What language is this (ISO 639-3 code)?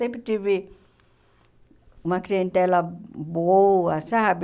por